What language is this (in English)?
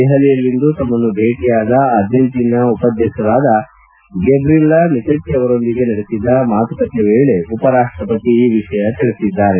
Kannada